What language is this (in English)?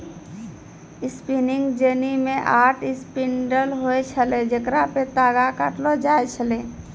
Maithili